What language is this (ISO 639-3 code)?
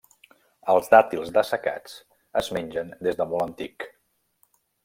cat